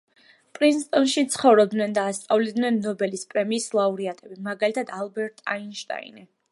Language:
Georgian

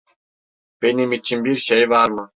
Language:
Turkish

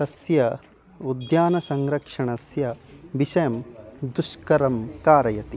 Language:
Sanskrit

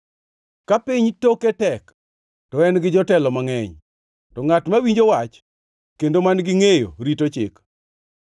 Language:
Luo (Kenya and Tanzania)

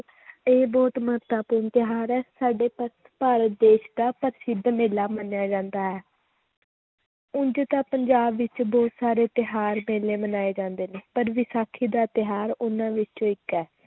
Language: Punjabi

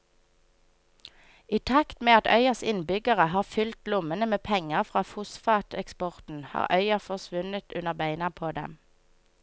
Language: Norwegian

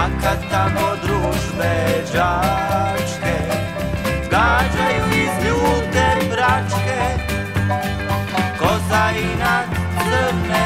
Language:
Greek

